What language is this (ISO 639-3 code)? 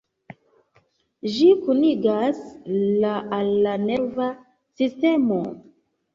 epo